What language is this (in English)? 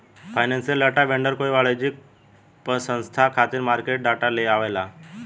Bhojpuri